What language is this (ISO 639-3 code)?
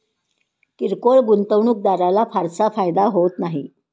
mar